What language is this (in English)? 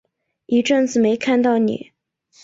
Chinese